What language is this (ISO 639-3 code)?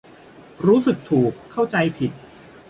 tha